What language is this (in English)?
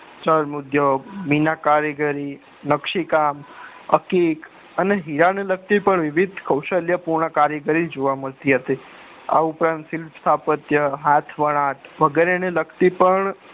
Gujarati